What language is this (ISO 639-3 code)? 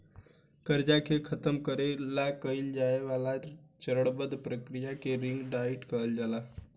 bho